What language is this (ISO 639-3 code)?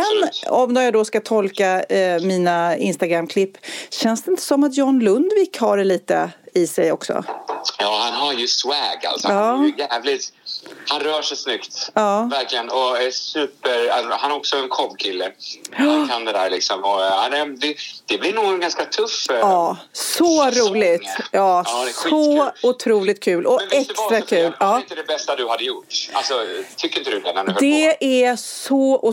swe